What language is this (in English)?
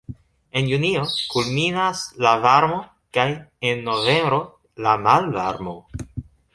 Esperanto